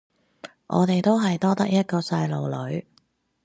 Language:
Cantonese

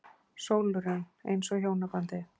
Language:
Icelandic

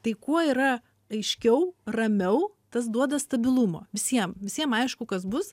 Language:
Lithuanian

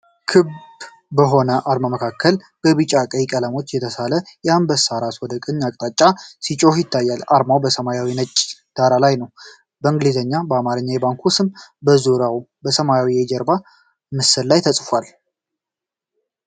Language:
Amharic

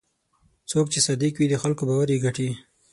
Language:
Pashto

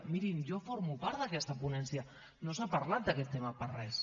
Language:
Catalan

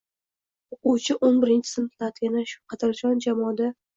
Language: Uzbek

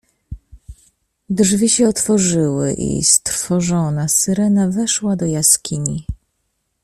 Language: Polish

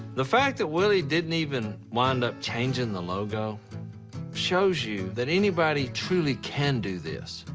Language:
English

